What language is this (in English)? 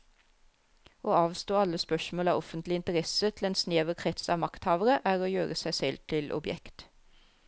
Norwegian